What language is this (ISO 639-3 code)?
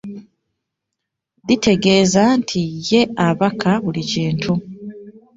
lug